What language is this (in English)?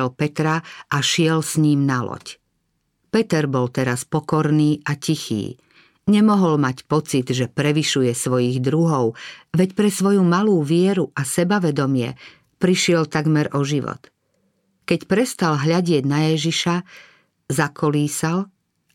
Slovak